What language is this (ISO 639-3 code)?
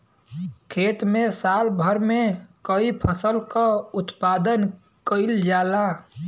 bho